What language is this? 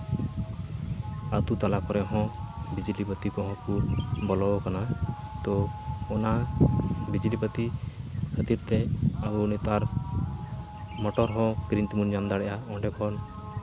Santali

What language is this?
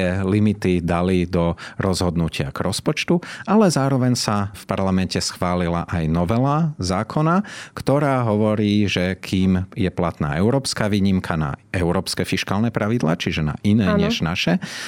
Slovak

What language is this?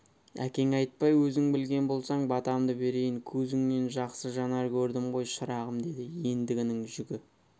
Kazakh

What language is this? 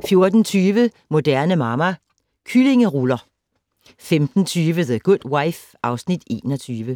Danish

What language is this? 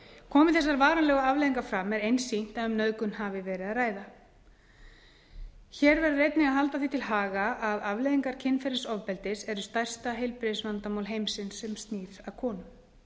Icelandic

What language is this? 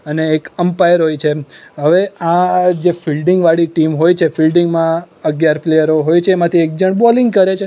Gujarati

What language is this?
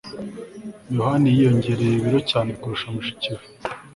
Kinyarwanda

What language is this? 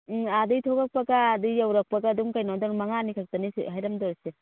Manipuri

